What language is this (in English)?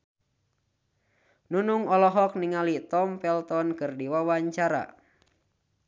Sundanese